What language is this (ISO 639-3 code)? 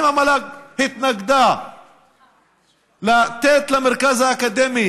heb